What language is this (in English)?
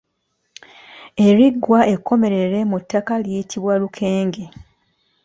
Ganda